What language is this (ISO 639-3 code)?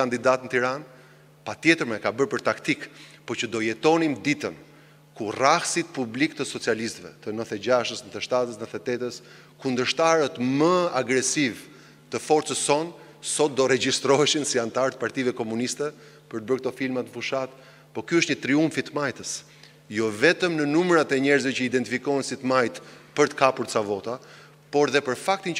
ron